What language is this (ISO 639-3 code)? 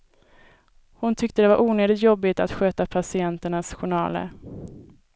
swe